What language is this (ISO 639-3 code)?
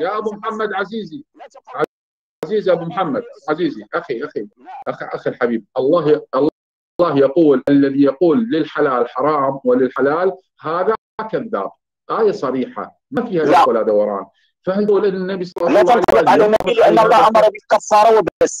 ara